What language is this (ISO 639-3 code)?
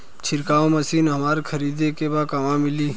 bho